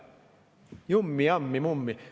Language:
Estonian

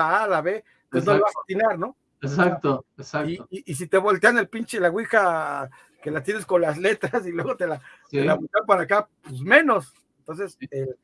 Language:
Spanish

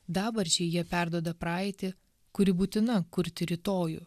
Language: Lithuanian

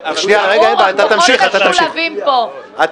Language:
Hebrew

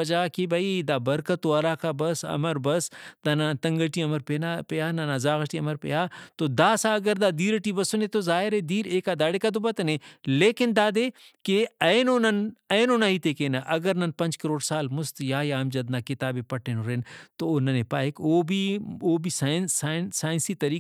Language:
Brahui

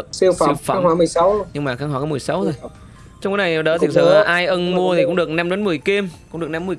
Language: Vietnamese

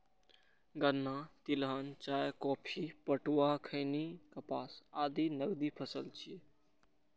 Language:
Maithili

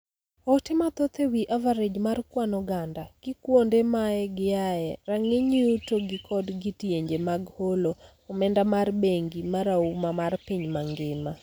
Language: Luo (Kenya and Tanzania)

